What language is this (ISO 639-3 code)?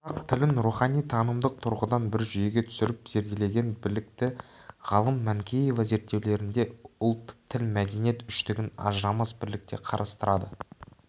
kaz